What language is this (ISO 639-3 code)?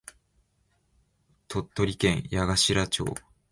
jpn